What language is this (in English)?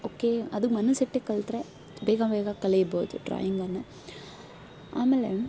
Kannada